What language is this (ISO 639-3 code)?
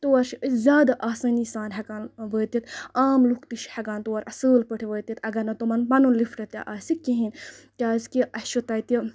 kas